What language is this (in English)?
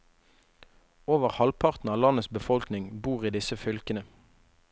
Norwegian